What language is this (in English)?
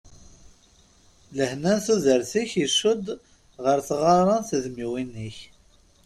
Kabyle